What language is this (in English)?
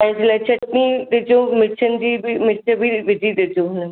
Sindhi